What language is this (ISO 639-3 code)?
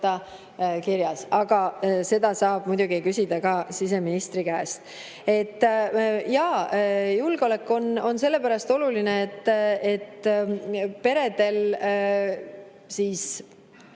est